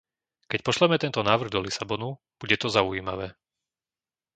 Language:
Slovak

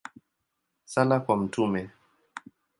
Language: Swahili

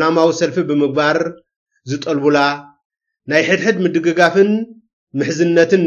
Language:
Arabic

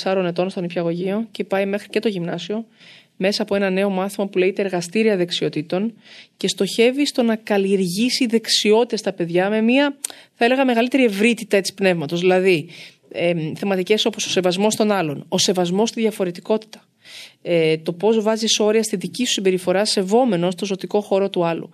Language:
Greek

